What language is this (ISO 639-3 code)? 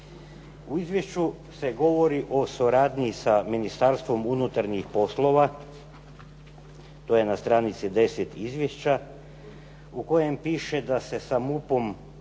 hrv